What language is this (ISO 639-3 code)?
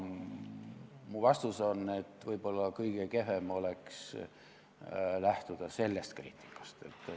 est